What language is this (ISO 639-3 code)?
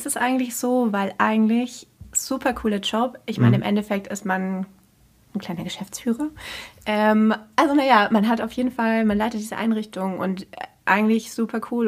deu